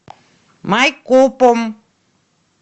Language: Russian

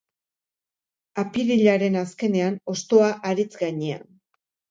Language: Basque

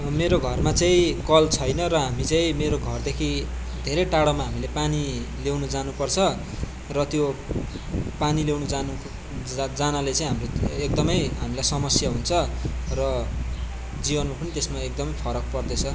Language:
Nepali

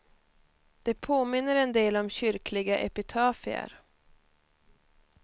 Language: Swedish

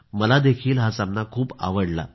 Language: Marathi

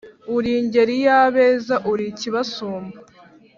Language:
Kinyarwanda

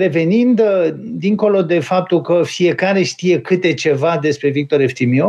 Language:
Romanian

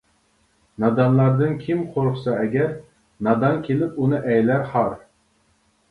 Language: Uyghur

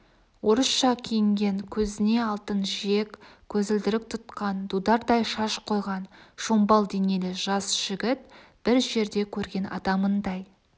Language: Kazakh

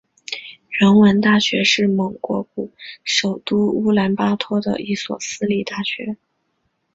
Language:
Chinese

